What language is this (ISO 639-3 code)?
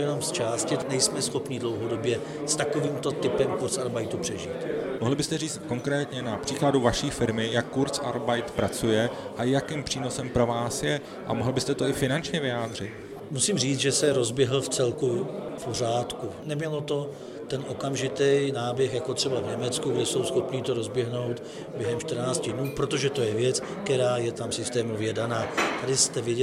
ces